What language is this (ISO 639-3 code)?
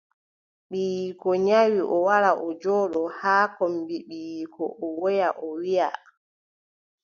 fub